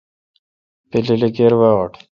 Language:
Kalkoti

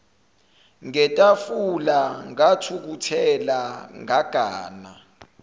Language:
Zulu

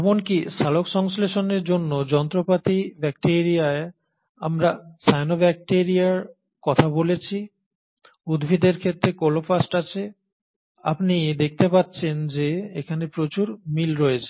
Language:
Bangla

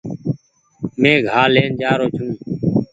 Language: Goaria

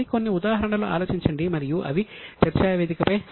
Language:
Telugu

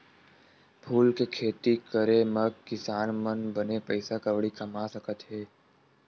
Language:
Chhattisgarhi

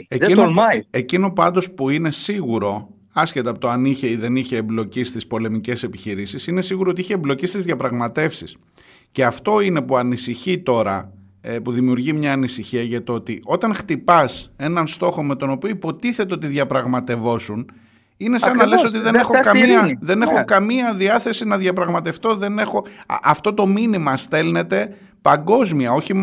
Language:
Greek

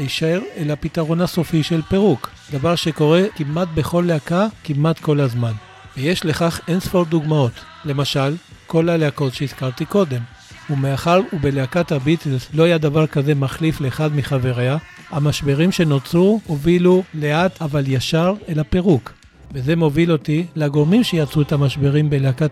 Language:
Hebrew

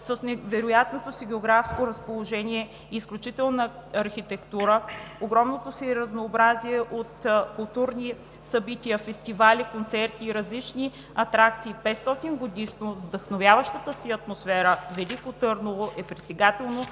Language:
Bulgarian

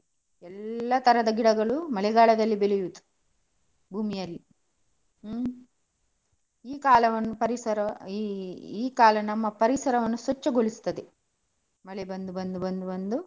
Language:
Kannada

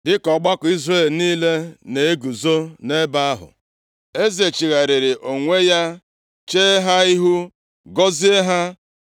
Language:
Igbo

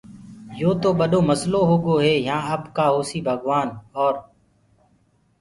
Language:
Gurgula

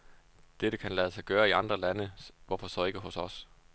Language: Danish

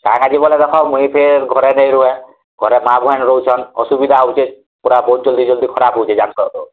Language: Odia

